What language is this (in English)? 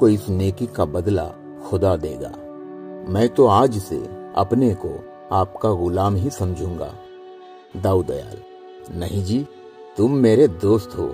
Hindi